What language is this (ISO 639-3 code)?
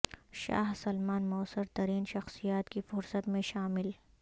urd